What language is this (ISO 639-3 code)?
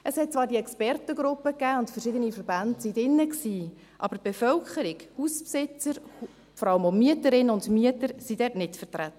gsw